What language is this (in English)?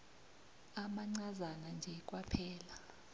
South Ndebele